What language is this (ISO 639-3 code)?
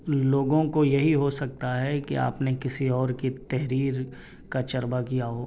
urd